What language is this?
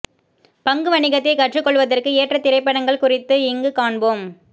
Tamil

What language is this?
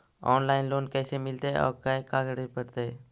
Magahi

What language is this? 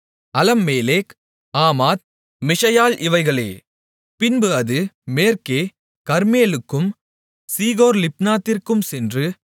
Tamil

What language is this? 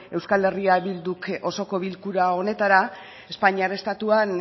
Basque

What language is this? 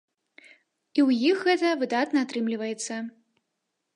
Belarusian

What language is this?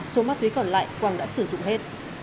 Vietnamese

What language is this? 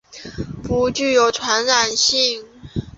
Chinese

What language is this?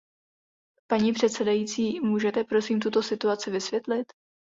Czech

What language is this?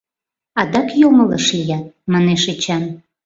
Mari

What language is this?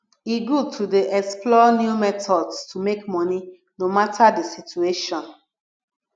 Nigerian Pidgin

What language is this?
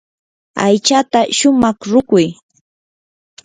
Yanahuanca Pasco Quechua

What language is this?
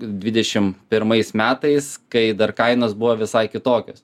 Lithuanian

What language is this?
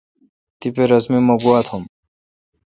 Kalkoti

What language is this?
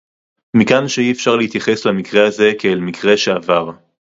Hebrew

